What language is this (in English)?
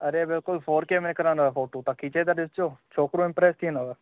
Sindhi